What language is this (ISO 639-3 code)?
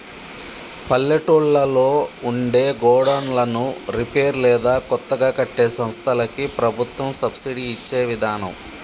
tel